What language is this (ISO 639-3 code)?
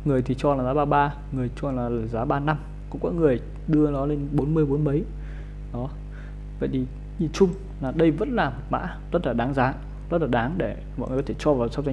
vie